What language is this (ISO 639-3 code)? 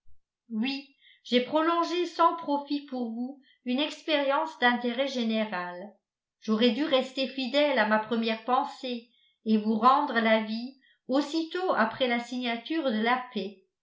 fra